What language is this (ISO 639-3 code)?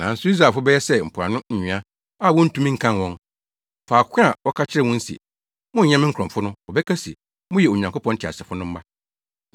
aka